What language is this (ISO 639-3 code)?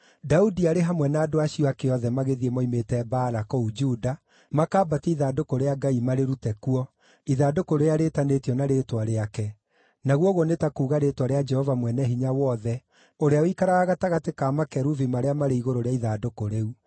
kik